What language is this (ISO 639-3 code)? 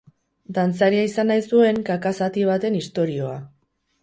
eus